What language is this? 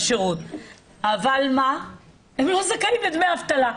Hebrew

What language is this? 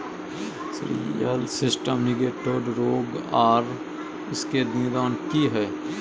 Maithili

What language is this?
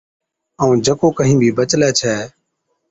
Od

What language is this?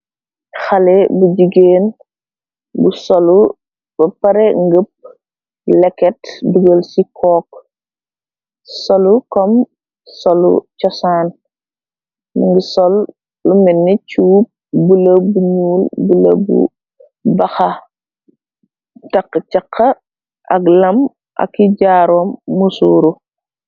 Wolof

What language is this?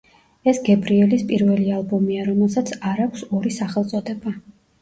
Georgian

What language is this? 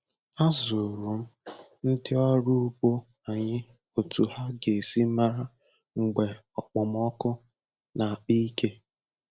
Igbo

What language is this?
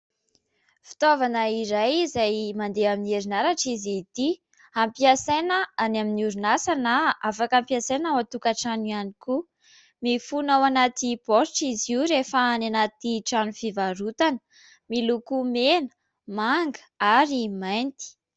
Malagasy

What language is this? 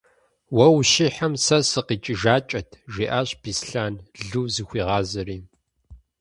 Kabardian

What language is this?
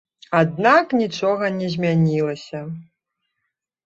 Belarusian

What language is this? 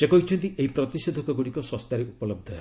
Odia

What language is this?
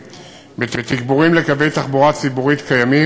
Hebrew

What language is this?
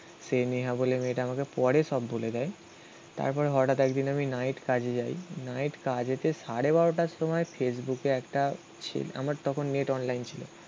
Bangla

